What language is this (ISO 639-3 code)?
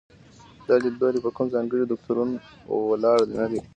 pus